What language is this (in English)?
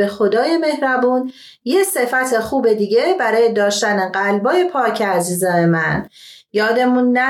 Persian